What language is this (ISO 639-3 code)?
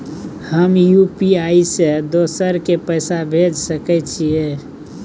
mai